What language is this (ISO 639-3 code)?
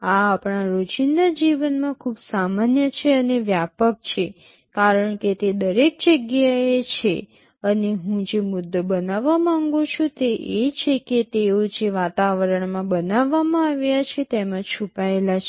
guj